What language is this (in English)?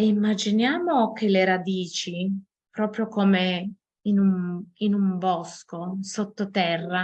Italian